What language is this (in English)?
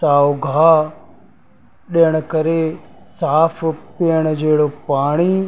Sindhi